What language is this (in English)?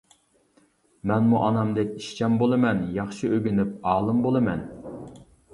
Uyghur